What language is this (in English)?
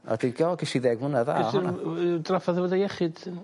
Welsh